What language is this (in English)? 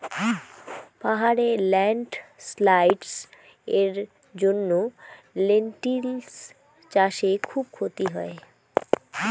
Bangla